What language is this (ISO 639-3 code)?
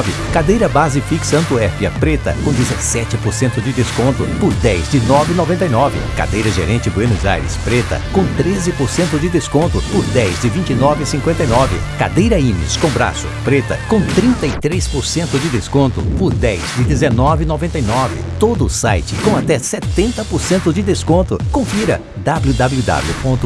por